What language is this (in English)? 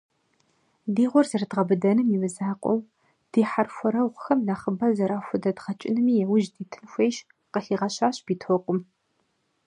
Kabardian